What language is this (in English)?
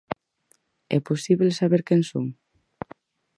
Galician